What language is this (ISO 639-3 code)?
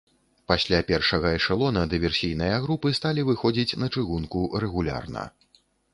bel